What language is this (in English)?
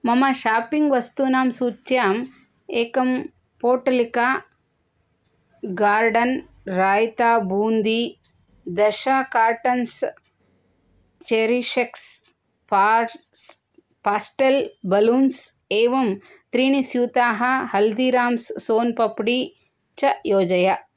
Sanskrit